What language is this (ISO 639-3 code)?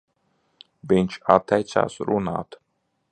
lav